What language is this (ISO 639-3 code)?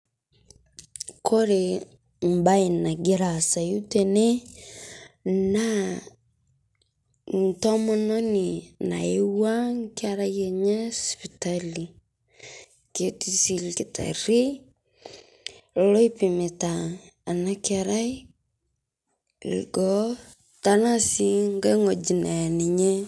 mas